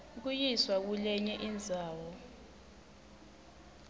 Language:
Swati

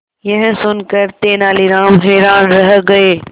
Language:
Hindi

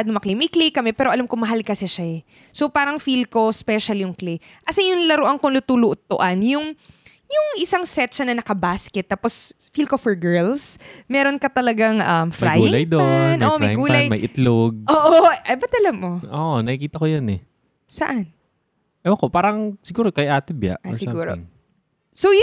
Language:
Filipino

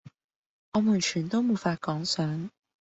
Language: Cantonese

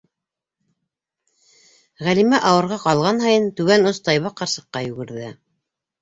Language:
Bashkir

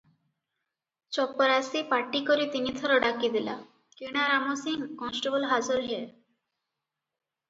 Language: Odia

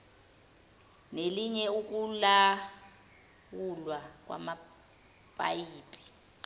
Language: Zulu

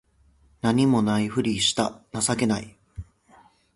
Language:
Japanese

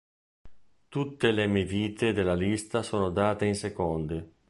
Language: Italian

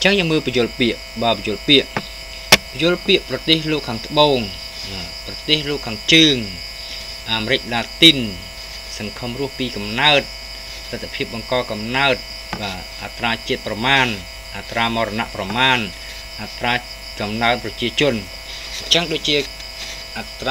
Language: Thai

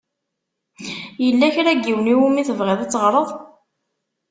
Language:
Kabyle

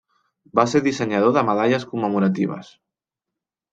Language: Catalan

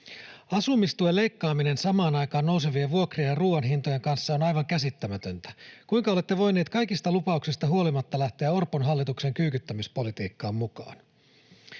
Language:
Finnish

